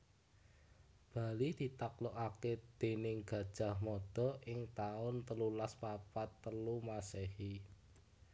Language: Javanese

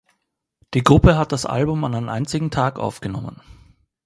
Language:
German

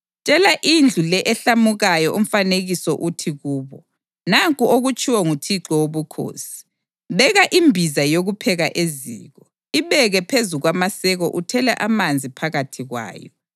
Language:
North Ndebele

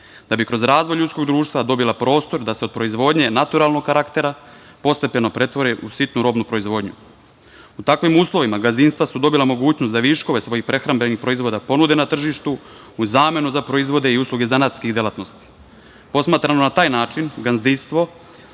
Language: Serbian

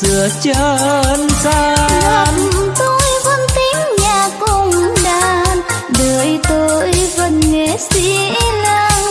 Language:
Vietnamese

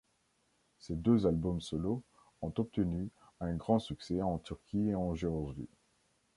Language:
French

